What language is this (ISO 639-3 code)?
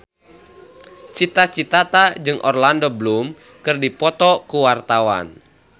sun